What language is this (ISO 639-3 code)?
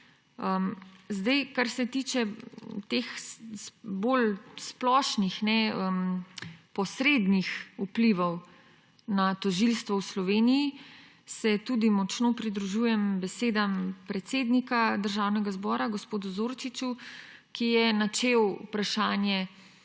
slv